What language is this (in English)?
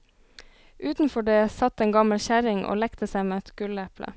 Norwegian